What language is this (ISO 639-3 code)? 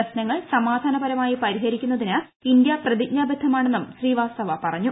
mal